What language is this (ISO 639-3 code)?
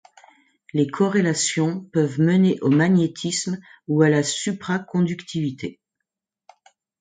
fra